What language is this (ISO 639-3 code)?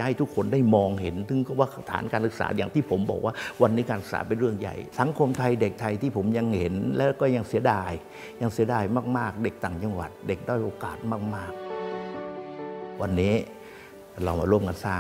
tha